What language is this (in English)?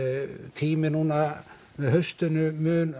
Icelandic